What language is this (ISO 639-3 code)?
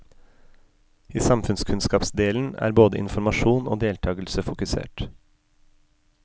nor